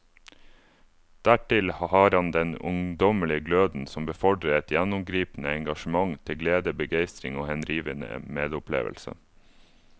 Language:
Norwegian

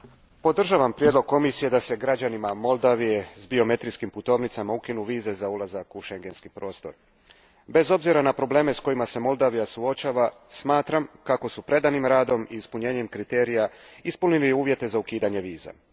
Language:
Croatian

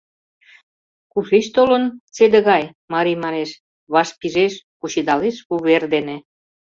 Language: Mari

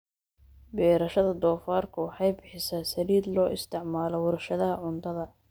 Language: Somali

